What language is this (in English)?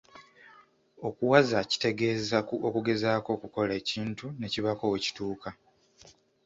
Ganda